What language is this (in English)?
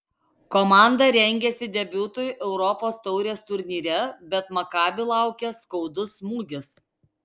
Lithuanian